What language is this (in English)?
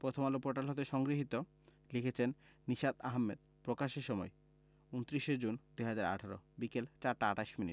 Bangla